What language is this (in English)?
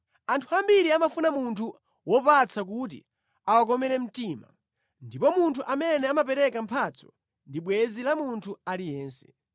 Nyanja